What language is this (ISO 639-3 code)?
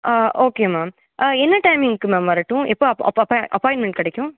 tam